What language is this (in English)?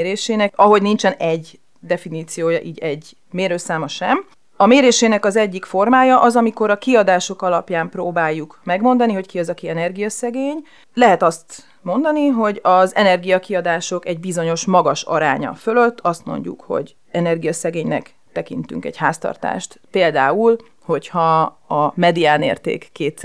Hungarian